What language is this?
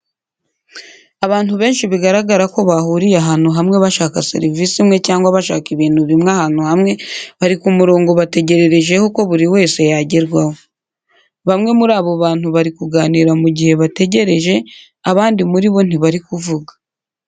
Kinyarwanda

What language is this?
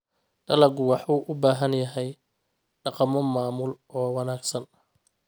Somali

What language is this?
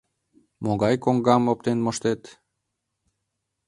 Mari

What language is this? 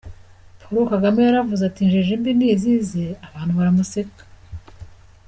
Kinyarwanda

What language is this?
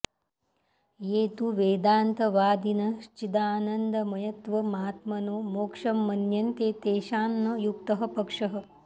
Sanskrit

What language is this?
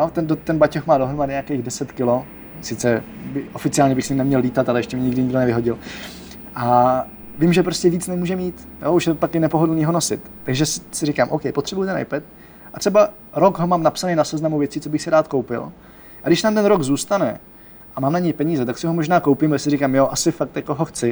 Czech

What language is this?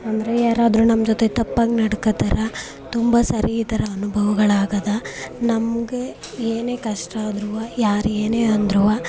Kannada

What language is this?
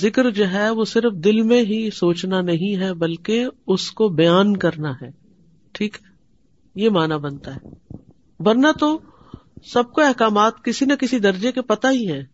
Urdu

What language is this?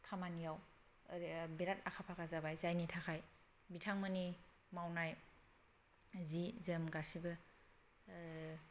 Bodo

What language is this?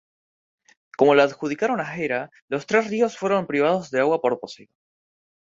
Spanish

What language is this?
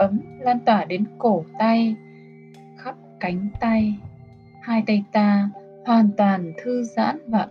Vietnamese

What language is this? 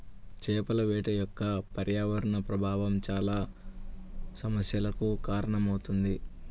Telugu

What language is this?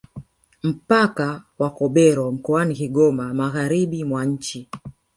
Swahili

